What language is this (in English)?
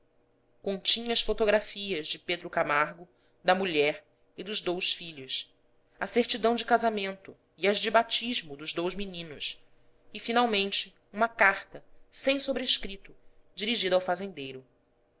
Portuguese